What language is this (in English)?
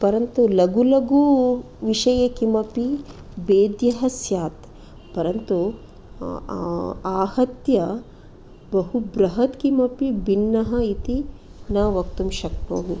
Sanskrit